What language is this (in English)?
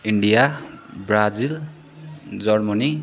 Nepali